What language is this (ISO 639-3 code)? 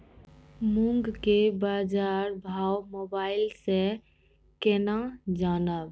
mai